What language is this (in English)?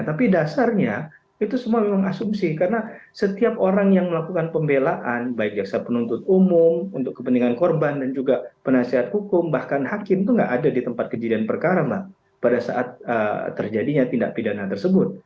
Indonesian